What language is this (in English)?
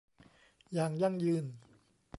Thai